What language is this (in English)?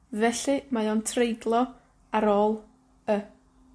Welsh